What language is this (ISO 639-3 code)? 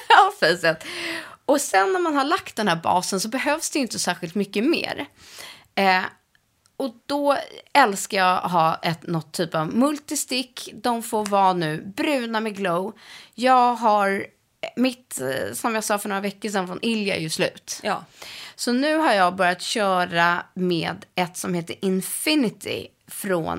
swe